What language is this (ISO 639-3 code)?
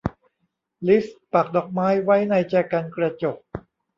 tha